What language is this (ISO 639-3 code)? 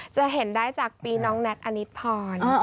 tha